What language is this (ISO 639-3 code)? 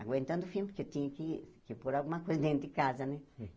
por